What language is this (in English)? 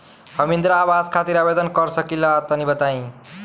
Bhojpuri